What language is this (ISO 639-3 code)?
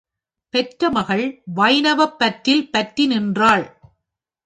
tam